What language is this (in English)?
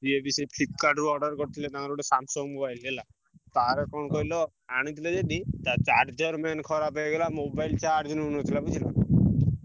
Odia